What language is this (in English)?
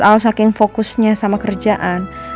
Indonesian